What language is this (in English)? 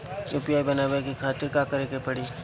Bhojpuri